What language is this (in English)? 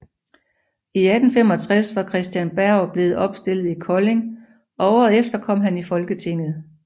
Danish